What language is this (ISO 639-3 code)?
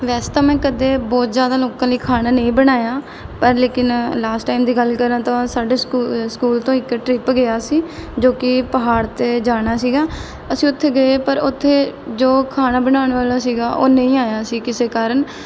pan